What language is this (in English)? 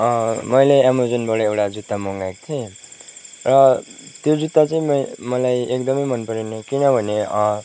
Nepali